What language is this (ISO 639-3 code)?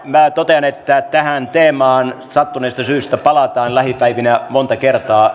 fin